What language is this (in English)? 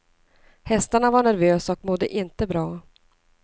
Swedish